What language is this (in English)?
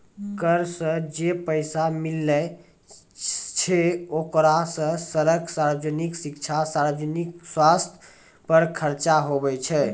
Maithili